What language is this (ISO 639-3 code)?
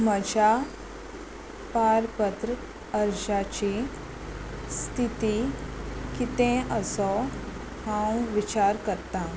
kok